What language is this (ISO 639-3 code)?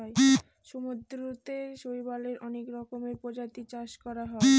ben